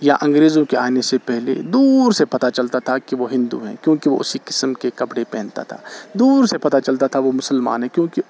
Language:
Urdu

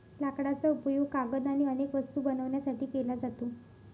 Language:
Marathi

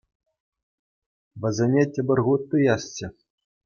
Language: Chuvash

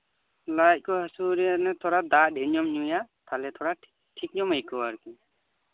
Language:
Santali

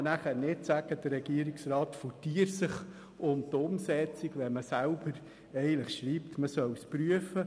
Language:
Swiss German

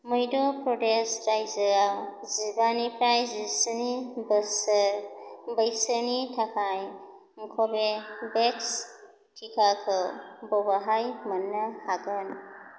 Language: Bodo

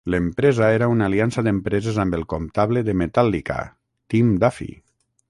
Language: Catalan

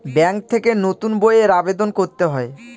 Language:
Bangla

